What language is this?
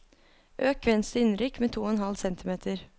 Norwegian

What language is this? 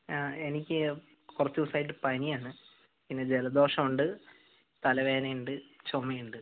Malayalam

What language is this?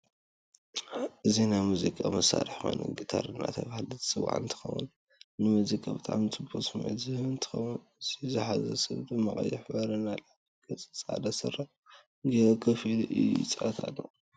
Tigrinya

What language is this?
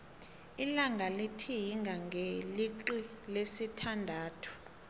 South Ndebele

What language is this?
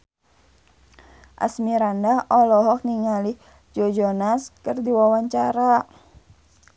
Sundanese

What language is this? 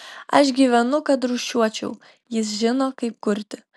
Lithuanian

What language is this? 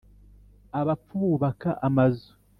Kinyarwanda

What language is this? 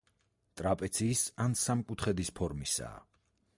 Georgian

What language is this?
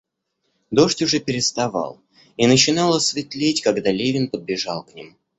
Russian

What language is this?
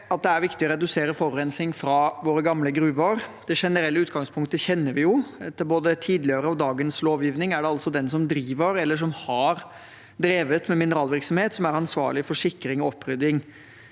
Norwegian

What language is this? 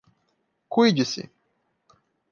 Portuguese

